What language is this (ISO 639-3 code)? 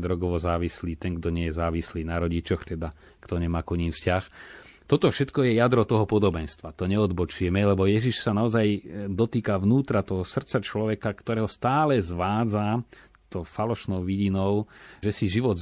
slk